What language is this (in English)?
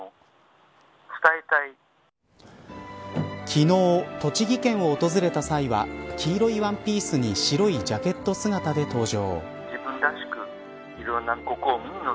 Japanese